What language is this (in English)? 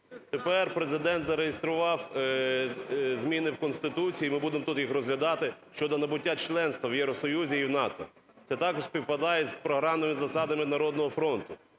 Ukrainian